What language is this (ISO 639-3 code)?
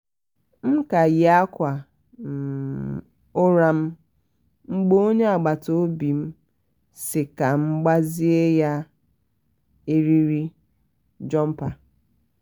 ibo